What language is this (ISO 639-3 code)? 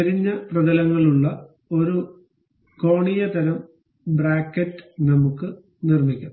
mal